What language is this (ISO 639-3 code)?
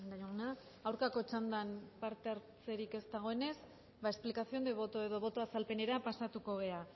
eus